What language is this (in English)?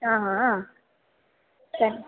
Dogri